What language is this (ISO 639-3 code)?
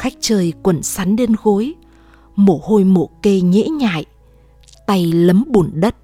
vie